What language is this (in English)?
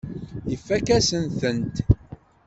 Kabyle